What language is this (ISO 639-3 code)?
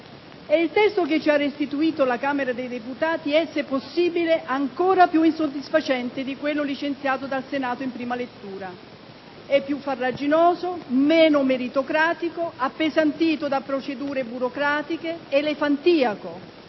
ita